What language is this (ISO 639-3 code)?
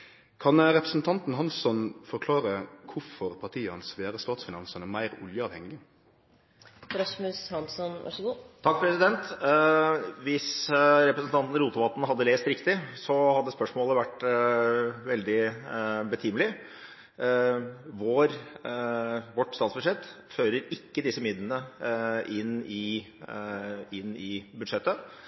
nor